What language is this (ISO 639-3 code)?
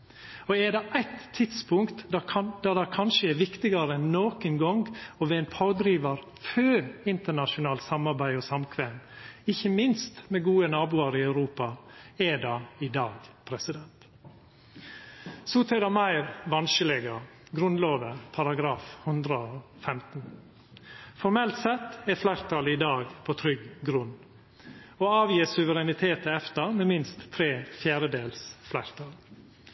nno